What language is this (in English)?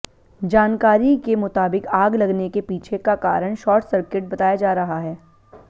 Hindi